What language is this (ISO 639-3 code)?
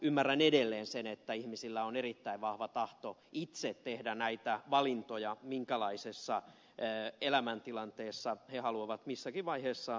fin